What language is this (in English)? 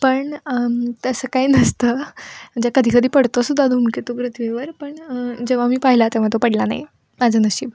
Marathi